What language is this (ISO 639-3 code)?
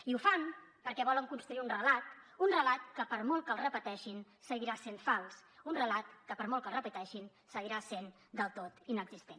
cat